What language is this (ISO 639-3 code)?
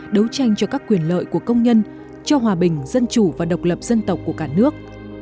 vie